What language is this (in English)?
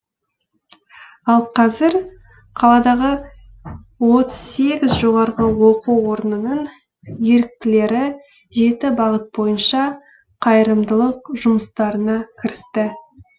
Kazakh